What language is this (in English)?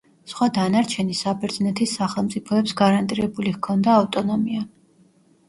Georgian